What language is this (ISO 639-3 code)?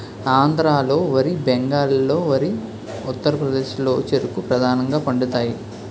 tel